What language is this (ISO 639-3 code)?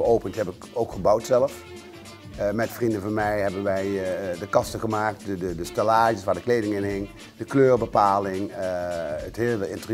nld